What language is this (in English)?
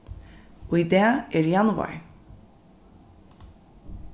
Faroese